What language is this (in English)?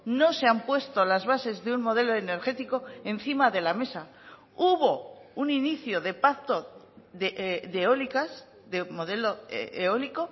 Spanish